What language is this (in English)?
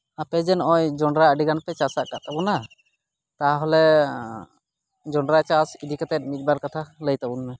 Santali